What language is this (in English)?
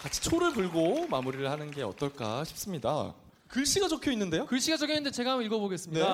Korean